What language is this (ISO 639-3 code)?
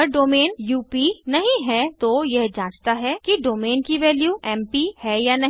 hin